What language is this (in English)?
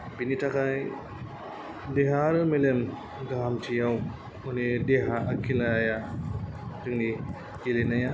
Bodo